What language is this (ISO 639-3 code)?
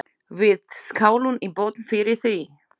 isl